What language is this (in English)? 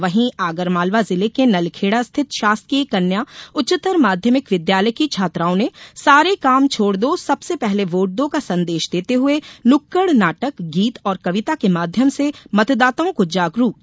Hindi